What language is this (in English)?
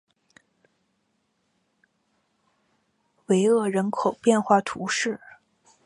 Chinese